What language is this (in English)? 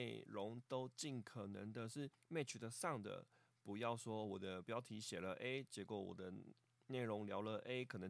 Chinese